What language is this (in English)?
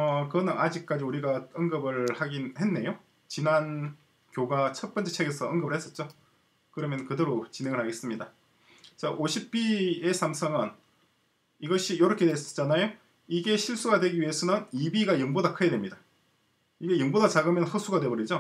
Korean